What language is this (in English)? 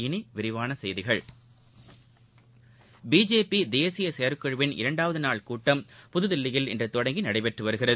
Tamil